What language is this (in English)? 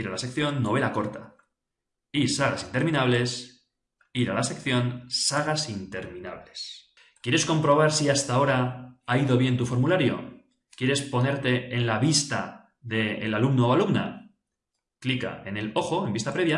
Spanish